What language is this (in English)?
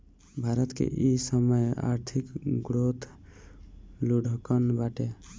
Bhojpuri